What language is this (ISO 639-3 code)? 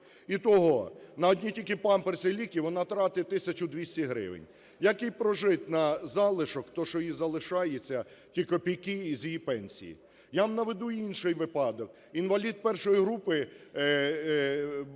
ukr